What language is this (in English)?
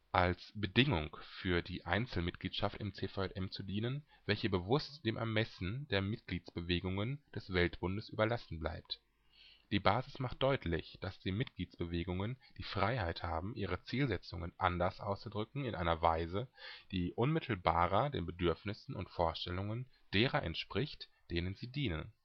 German